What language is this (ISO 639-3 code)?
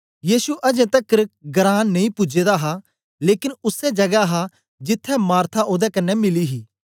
doi